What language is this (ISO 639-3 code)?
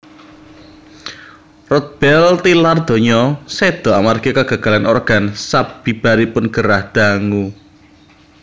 jav